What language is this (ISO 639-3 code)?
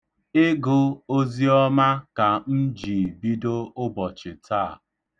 ibo